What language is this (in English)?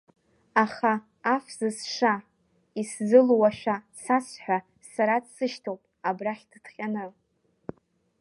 Abkhazian